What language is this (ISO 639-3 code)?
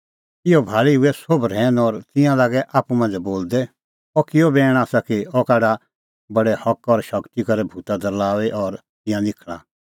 kfx